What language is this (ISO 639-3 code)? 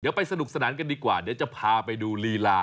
tha